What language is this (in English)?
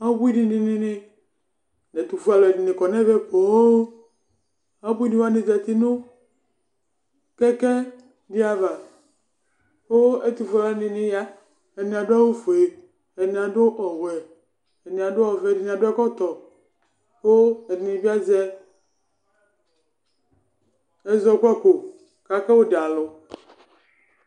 Ikposo